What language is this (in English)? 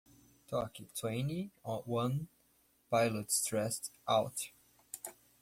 Portuguese